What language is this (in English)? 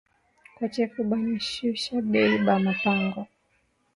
Swahili